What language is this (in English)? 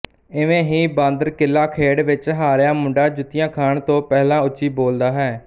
Punjabi